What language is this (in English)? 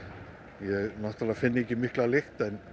Icelandic